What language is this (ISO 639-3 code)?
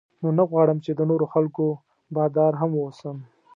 pus